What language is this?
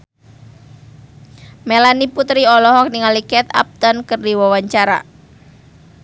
Sundanese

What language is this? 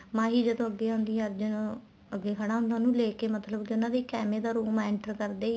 Punjabi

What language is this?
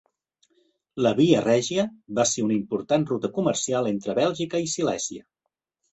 Catalan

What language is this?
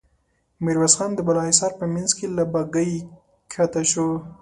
Pashto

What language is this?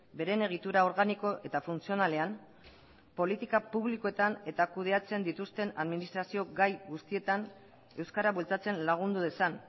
Basque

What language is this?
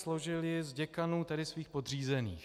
Czech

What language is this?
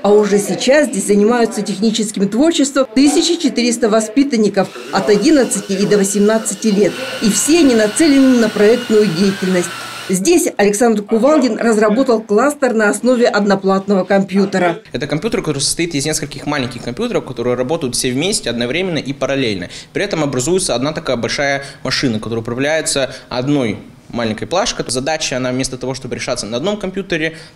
Russian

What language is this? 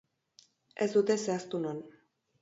Basque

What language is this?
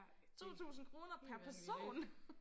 Danish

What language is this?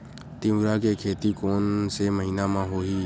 Chhattisgarhi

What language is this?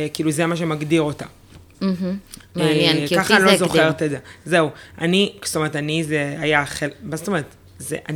Hebrew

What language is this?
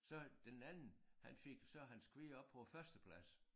Danish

